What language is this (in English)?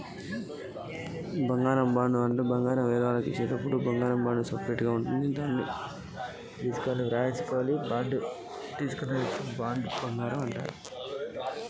Telugu